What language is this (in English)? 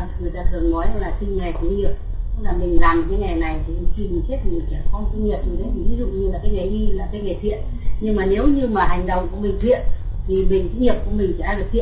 Vietnamese